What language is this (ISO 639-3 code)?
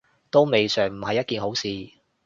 yue